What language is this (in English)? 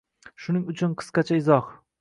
Uzbek